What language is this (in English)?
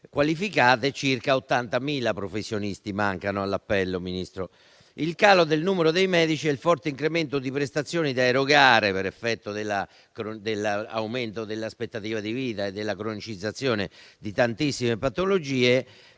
Italian